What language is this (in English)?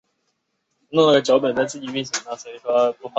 Chinese